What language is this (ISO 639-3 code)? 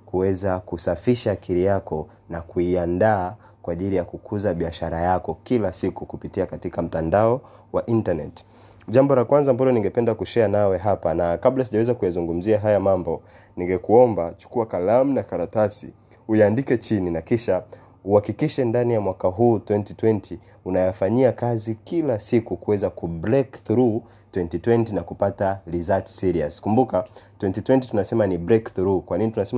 swa